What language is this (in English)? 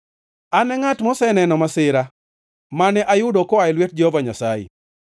Luo (Kenya and Tanzania)